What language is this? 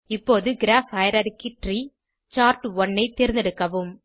Tamil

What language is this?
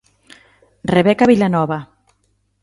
Galician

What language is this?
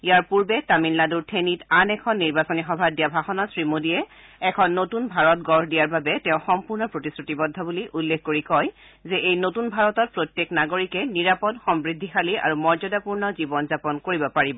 Assamese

